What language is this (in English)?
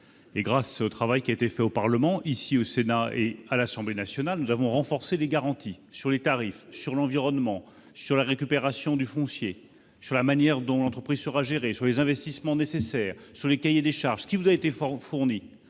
French